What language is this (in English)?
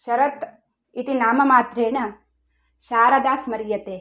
Sanskrit